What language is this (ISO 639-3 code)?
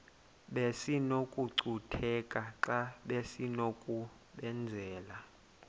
xho